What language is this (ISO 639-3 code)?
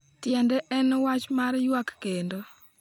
luo